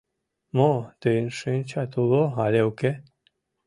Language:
Mari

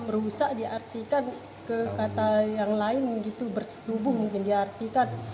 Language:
Indonesian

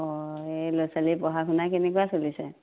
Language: Assamese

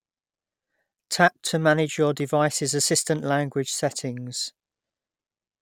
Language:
English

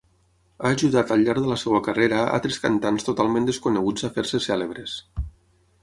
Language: Catalan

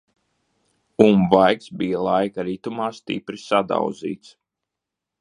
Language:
Latvian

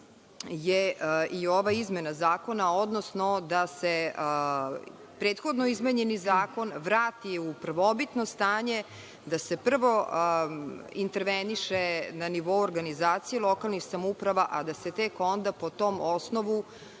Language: Serbian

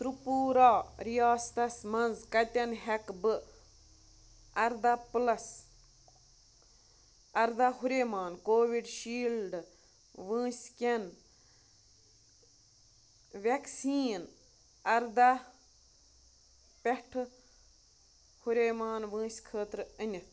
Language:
Kashmiri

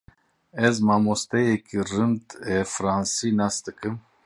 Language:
Kurdish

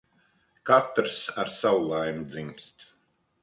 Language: Latvian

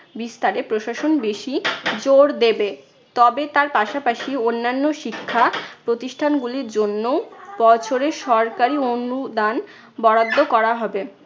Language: Bangla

